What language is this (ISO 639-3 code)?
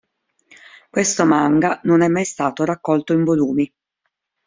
ita